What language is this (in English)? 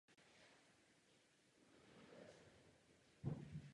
Czech